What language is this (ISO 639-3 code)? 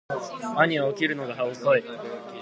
jpn